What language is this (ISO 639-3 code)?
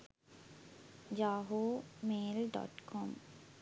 sin